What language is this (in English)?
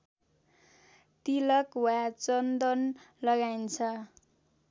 Nepali